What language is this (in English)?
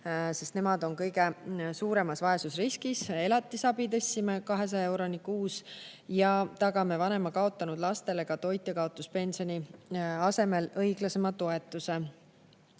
Estonian